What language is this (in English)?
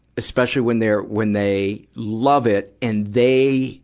English